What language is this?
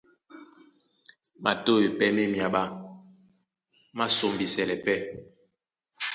Duala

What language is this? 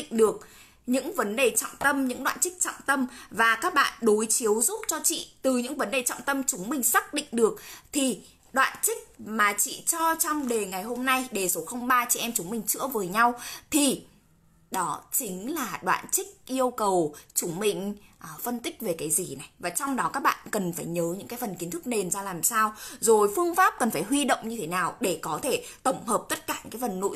Vietnamese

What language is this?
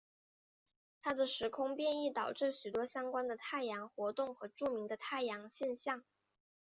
Chinese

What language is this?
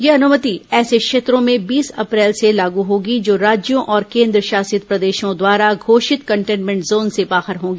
Hindi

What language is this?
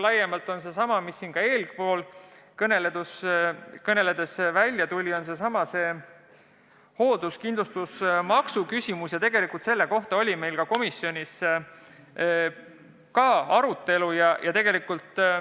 Estonian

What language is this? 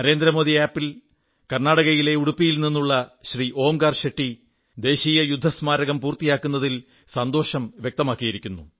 Malayalam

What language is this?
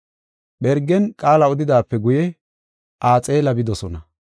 Gofa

